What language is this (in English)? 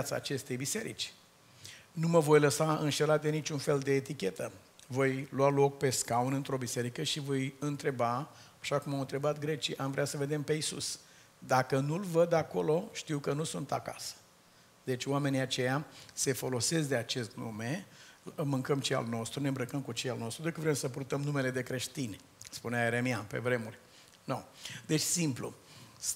Romanian